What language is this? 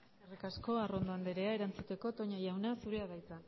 Basque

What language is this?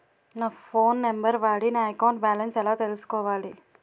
Telugu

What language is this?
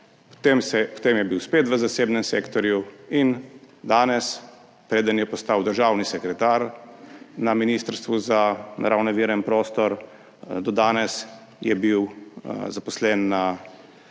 Slovenian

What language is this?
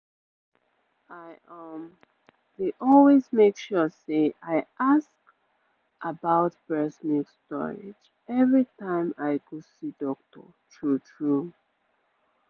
Nigerian Pidgin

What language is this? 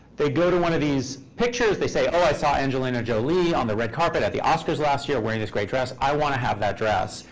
English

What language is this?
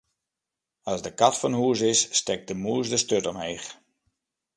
Western Frisian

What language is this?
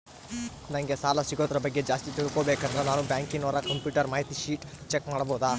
Kannada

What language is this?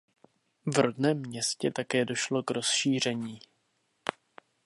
Czech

